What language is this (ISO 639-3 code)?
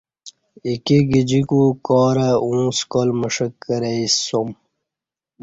bsh